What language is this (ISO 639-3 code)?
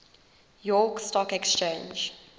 eng